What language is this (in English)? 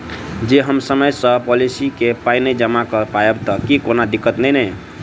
Maithili